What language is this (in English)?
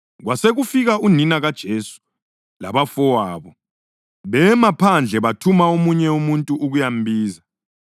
North Ndebele